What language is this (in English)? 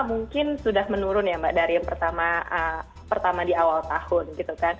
Indonesian